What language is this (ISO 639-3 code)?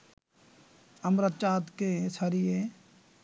ben